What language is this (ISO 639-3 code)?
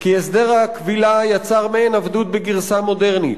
heb